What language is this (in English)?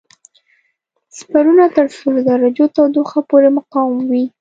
Pashto